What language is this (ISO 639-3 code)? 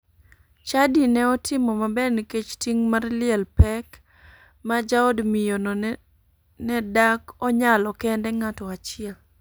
luo